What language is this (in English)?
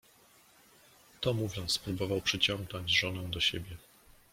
Polish